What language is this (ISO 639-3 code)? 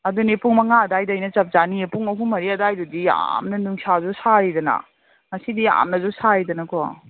mni